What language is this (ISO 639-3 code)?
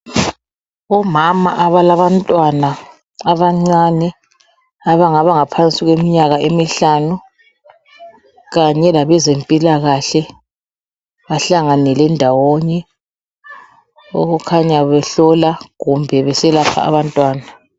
nde